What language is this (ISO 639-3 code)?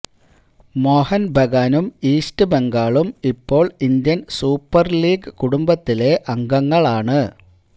mal